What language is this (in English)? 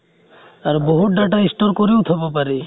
Assamese